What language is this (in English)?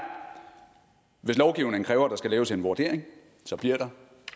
Danish